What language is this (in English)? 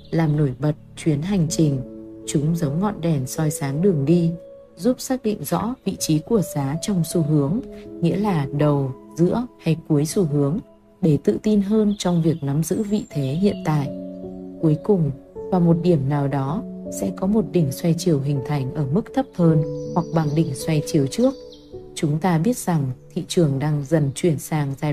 Vietnamese